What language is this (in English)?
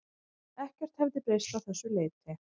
Icelandic